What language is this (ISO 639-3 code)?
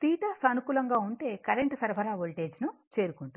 tel